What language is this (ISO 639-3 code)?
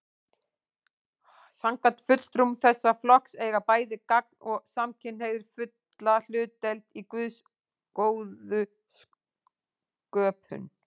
isl